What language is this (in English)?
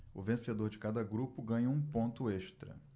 Portuguese